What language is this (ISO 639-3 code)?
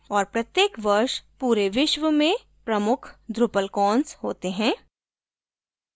hin